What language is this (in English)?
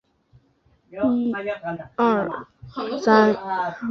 Chinese